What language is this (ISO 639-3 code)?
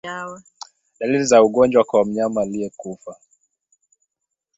swa